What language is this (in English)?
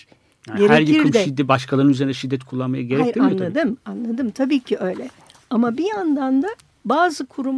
Turkish